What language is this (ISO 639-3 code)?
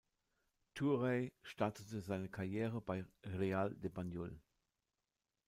deu